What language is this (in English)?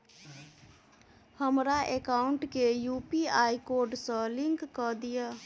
Maithili